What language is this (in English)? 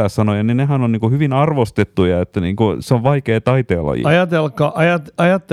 Finnish